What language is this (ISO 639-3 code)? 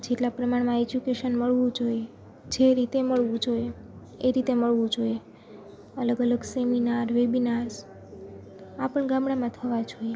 guj